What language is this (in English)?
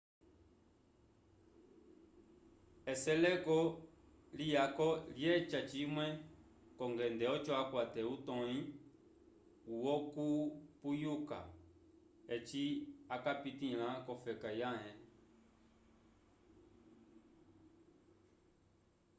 Umbundu